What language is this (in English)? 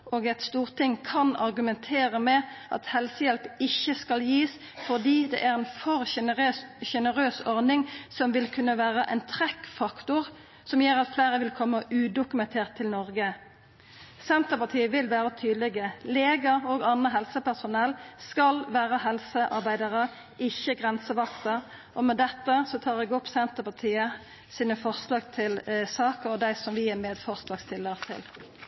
Norwegian Nynorsk